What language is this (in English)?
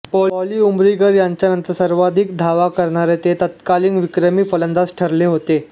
Marathi